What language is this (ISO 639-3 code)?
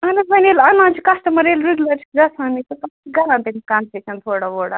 kas